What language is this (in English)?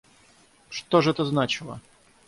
Russian